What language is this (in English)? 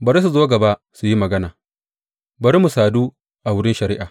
Hausa